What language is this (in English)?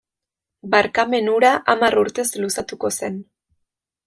Basque